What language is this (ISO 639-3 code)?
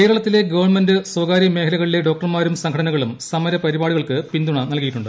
mal